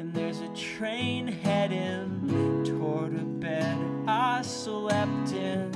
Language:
English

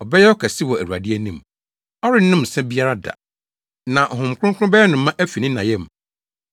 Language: Akan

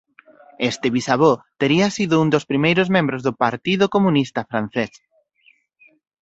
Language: Galician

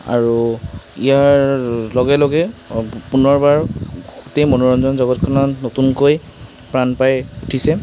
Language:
Assamese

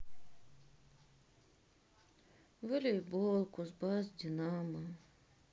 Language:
Russian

